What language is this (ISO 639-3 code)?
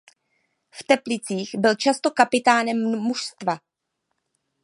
ces